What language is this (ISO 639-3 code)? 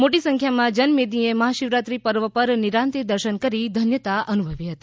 guj